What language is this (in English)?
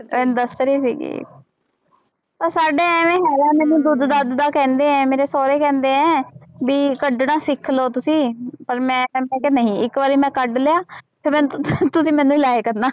Punjabi